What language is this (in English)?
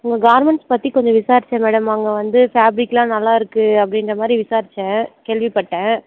Tamil